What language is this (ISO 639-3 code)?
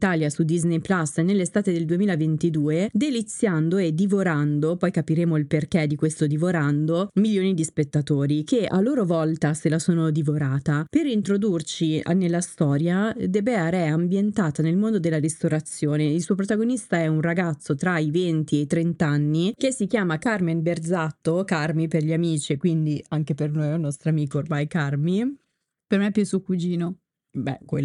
ita